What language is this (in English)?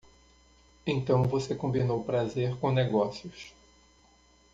Portuguese